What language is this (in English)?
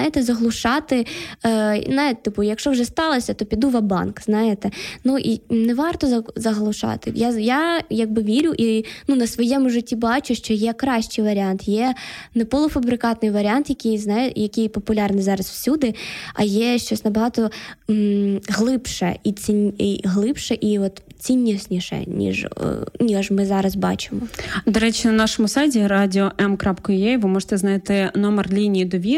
Ukrainian